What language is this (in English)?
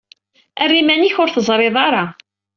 Kabyle